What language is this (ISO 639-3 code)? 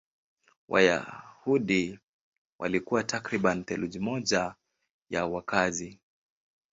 swa